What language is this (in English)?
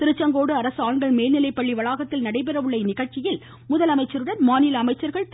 Tamil